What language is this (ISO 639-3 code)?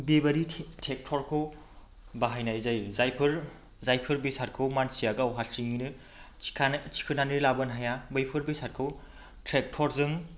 brx